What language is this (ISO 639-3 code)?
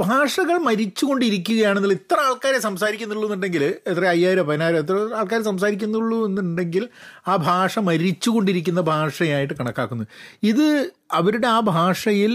mal